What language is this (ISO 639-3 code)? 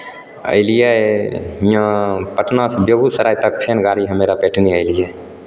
mai